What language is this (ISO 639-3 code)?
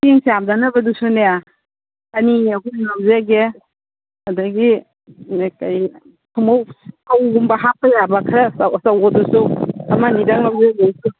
mni